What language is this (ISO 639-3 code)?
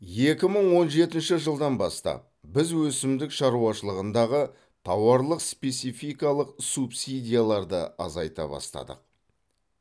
kaz